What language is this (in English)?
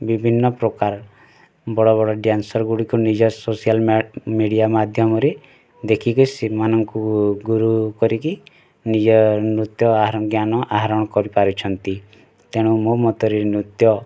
Odia